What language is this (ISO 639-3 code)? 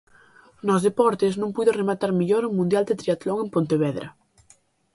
glg